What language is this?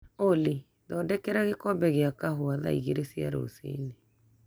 Kikuyu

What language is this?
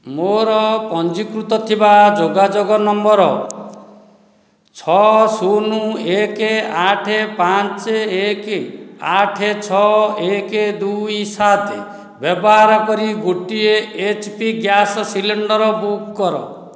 Odia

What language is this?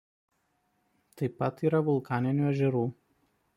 Lithuanian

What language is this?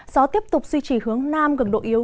Vietnamese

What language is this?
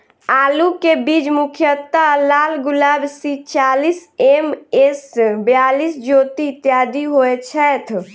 Maithili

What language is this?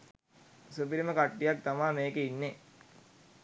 Sinhala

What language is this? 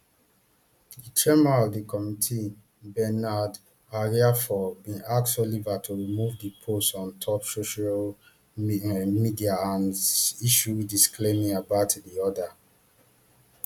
Nigerian Pidgin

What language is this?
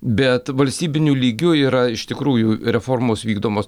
Lithuanian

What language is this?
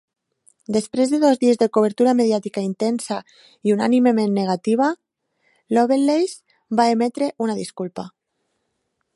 Catalan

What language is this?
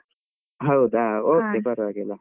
Kannada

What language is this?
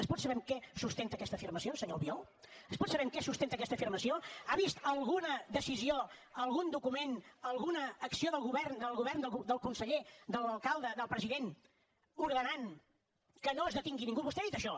Catalan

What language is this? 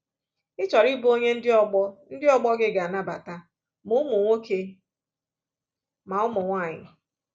Igbo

